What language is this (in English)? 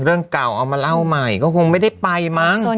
Thai